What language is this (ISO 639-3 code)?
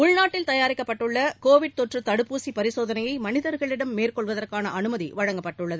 tam